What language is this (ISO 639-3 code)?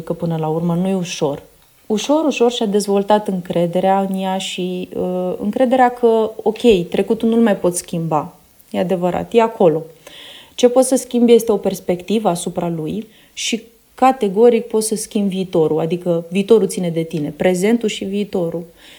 ron